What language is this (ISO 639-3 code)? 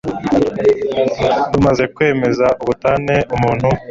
kin